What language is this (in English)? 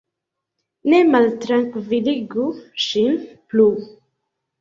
Esperanto